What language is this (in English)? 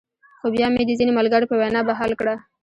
Pashto